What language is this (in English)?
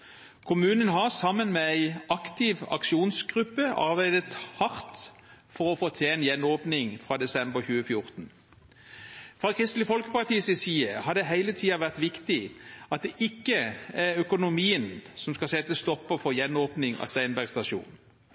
Norwegian Bokmål